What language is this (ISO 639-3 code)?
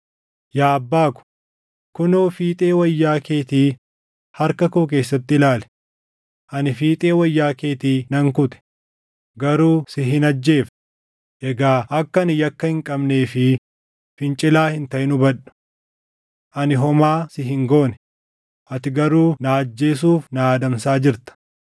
orm